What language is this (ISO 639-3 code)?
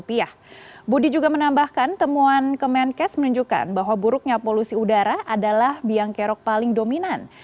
ind